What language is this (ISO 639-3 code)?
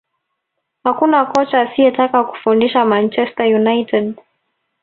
swa